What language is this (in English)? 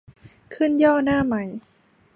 Thai